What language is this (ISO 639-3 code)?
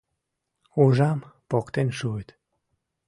chm